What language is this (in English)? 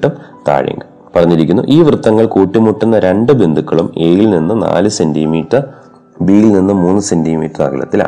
Malayalam